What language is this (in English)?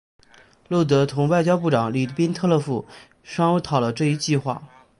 Chinese